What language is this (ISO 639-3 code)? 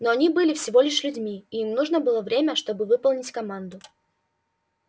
rus